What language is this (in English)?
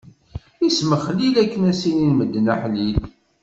Kabyle